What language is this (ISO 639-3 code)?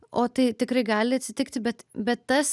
lit